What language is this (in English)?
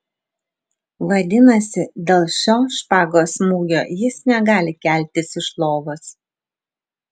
Lithuanian